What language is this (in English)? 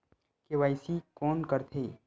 Chhattisgarhi